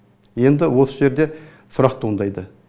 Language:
Kazakh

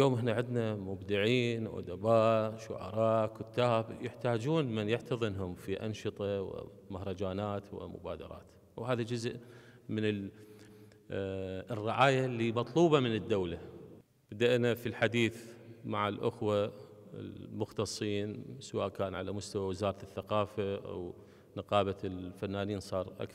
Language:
Arabic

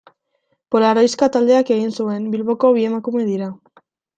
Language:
Basque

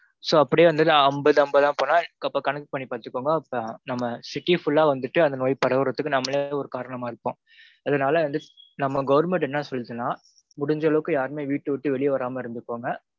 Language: Tamil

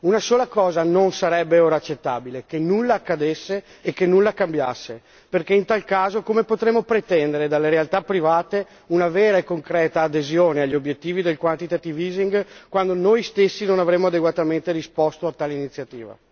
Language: Italian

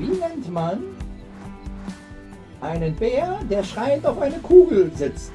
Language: German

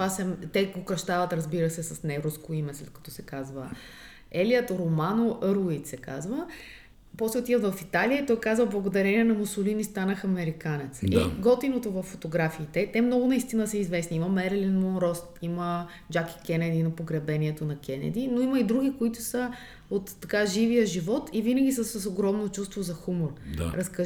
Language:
Bulgarian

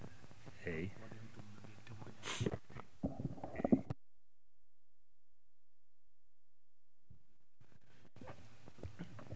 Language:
Fula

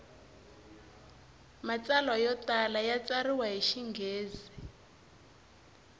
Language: Tsonga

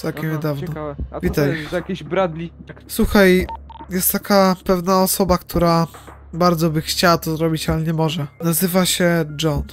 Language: Polish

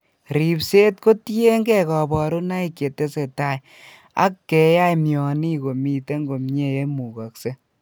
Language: Kalenjin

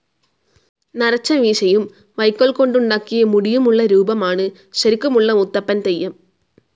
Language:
Malayalam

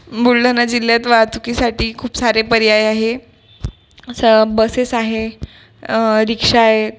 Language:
Marathi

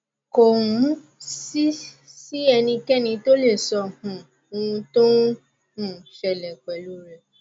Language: Yoruba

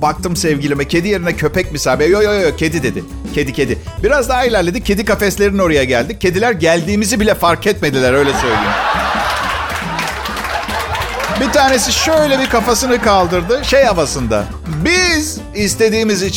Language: Turkish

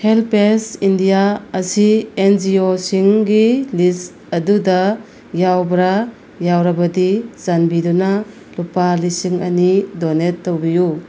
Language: Manipuri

